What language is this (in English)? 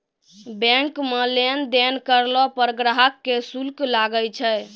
Maithili